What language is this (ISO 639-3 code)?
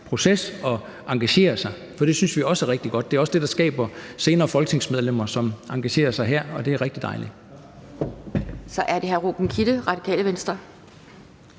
dan